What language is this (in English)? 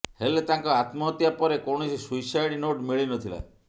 Odia